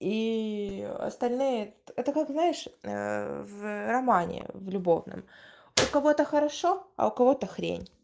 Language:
Russian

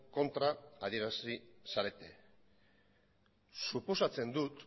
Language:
Basque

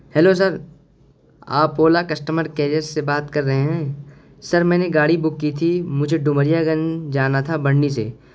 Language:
Urdu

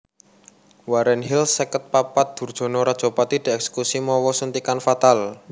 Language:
Javanese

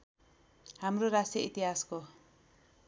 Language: Nepali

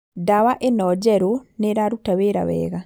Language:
Kikuyu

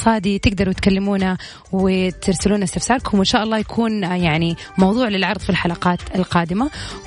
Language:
Arabic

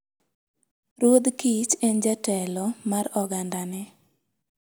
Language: Luo (Kenya and Tanzania)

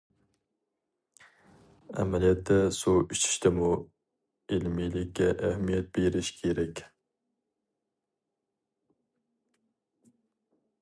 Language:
Uyghur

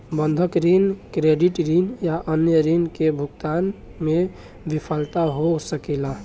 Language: Bhojpuri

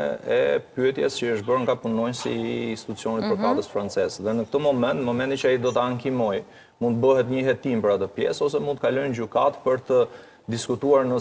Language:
Romanian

